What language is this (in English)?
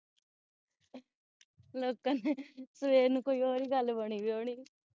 Punjabi